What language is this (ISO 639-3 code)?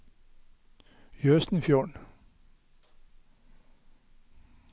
nor